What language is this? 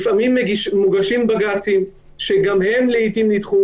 Hebrew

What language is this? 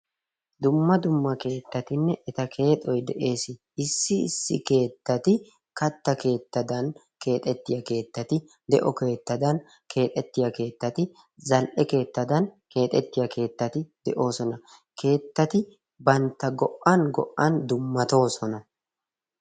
Wolaytta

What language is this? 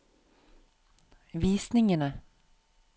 Norwegian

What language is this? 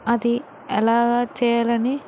Telugu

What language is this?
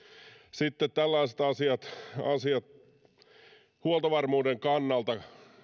Finnish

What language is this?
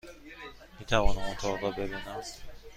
Persian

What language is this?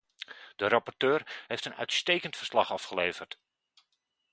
Dutch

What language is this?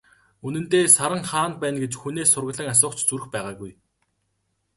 Mongolian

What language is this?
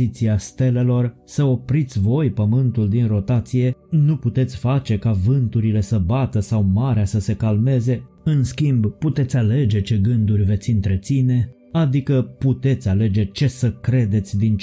Romanian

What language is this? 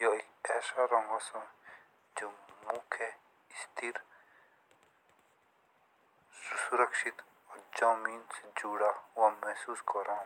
Jaunsari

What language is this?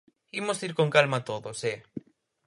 Galician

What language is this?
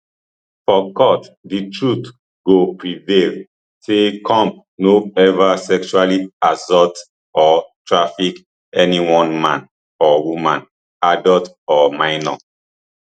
Nigerian Pidgin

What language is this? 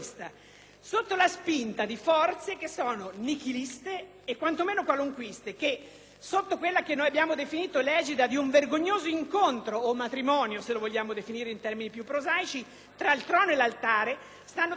Italian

